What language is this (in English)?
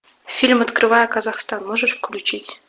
Russian